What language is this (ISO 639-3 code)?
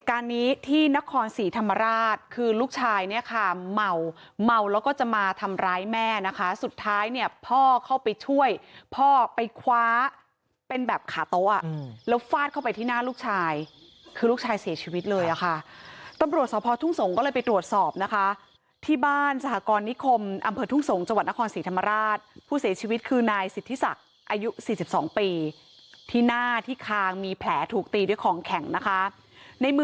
tha